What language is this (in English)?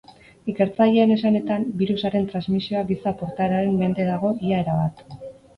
Basque